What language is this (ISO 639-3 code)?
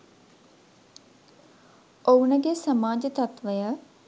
sin